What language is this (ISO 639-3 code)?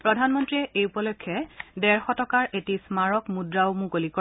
asm